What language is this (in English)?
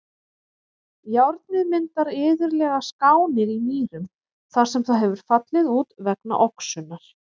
Icelandic